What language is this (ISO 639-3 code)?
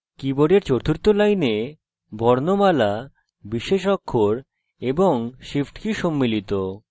ben